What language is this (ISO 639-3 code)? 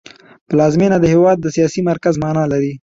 pus